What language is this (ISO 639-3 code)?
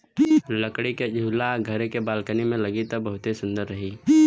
bho